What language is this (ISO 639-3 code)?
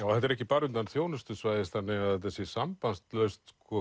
isl